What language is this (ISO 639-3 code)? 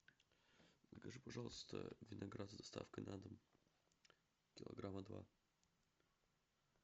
rus